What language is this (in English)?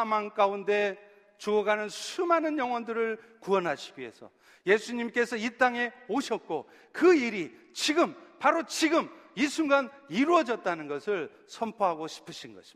Korean